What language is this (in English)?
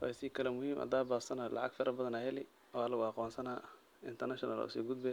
Somali